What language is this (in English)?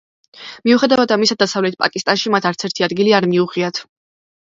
Georgian